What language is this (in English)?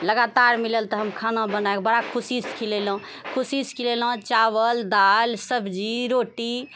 Maithili